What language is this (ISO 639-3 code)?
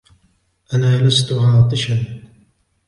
ara